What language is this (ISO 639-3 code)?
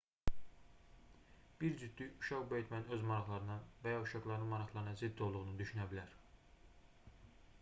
aze